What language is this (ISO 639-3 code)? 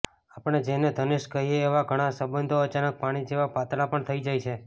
guj